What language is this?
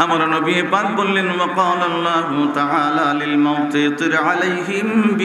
Arabic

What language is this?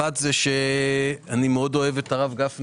Hebrew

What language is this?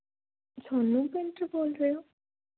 Punjabi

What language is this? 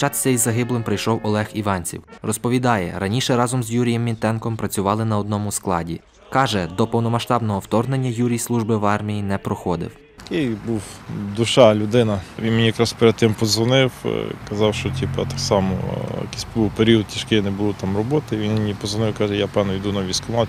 Ukrainian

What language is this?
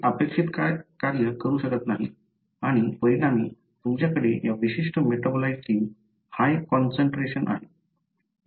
Marathi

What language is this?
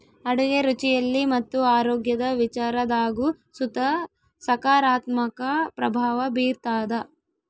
Kannada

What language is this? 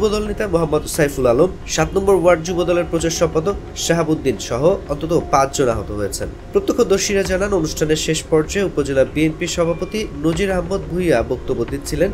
Bangla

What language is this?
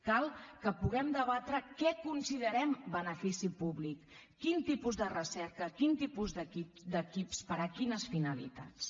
Catalan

